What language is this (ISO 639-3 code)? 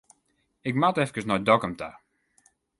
fry